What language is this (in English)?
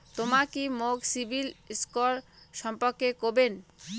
Bangla